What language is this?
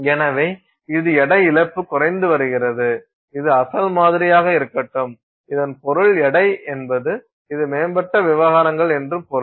Tamil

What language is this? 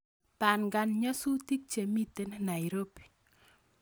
Kalenjin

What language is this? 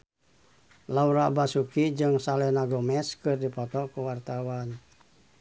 Sundanese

